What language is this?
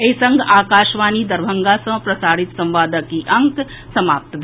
Maithili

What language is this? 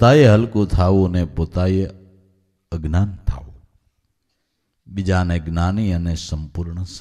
Hindi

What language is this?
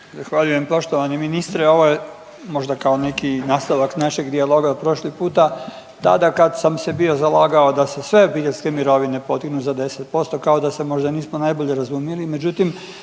Croatian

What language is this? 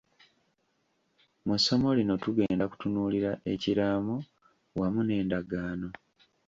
Ganda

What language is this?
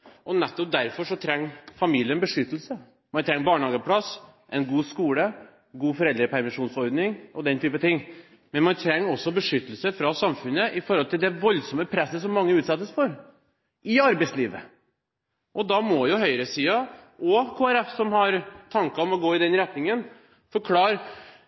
Norwegian Bokmål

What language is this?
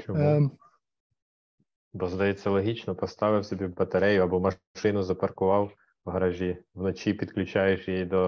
Ukrainian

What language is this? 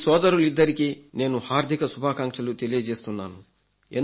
Telugu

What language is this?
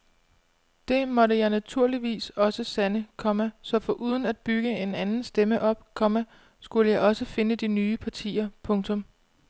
Danish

